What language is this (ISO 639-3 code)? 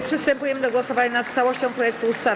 pol